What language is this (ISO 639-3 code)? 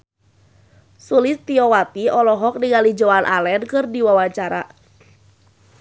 sun